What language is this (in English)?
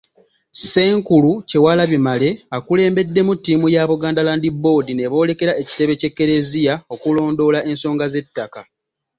Ganda